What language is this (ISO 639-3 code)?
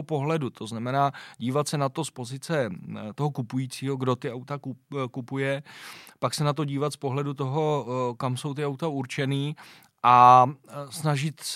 ces